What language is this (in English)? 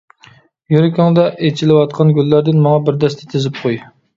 Uyghur